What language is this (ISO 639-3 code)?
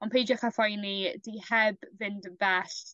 cym